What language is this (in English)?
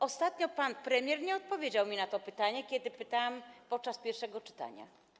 Polish